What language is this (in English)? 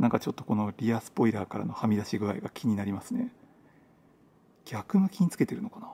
Japanese